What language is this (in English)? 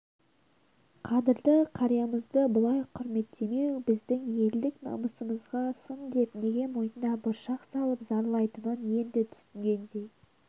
Kazakh